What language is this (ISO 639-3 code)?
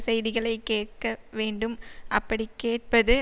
tam